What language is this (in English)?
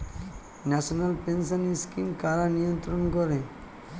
Bangla